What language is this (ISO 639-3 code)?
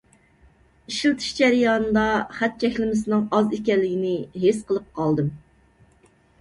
uig